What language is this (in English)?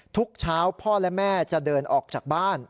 Thai